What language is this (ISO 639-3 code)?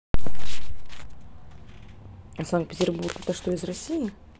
rus